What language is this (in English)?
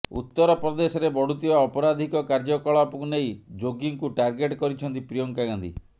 Odia